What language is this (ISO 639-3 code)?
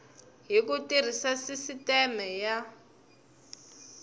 tso